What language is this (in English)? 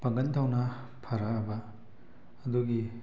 Manipuri